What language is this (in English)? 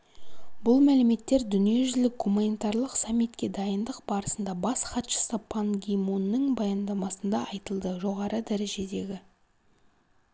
Kazakh